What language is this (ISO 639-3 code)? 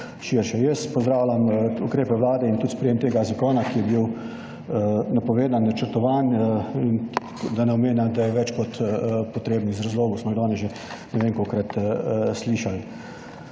slv